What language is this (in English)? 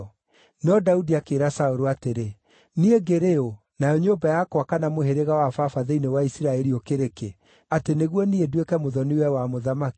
Kikuyu